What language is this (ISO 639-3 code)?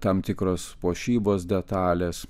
lit